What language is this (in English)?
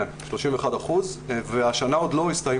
Hebrew